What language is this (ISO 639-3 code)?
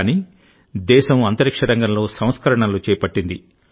tel